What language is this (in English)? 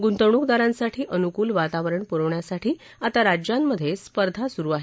Marathi